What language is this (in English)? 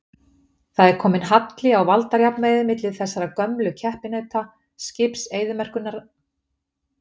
Icelandic